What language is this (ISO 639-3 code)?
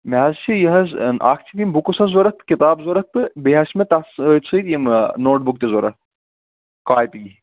kas